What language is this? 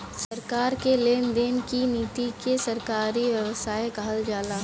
Bhojpuri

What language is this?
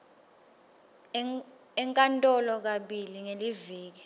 Swati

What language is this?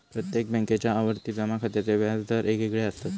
Marathi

